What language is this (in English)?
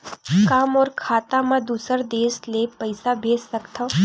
Chhattisgarhi